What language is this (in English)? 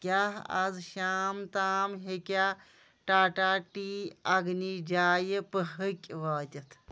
Kashmiri